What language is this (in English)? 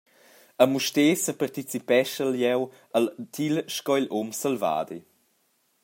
Romansh